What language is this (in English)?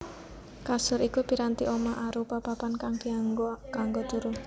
Javanese